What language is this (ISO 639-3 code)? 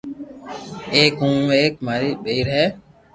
lrk